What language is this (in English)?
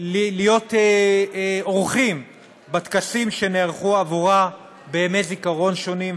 Hebrew